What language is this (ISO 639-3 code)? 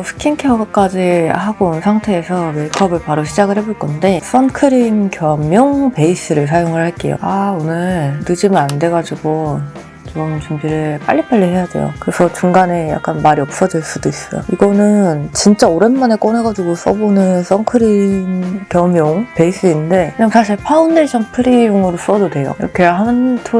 kor